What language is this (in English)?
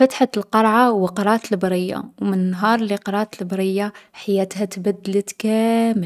Algerian Arabic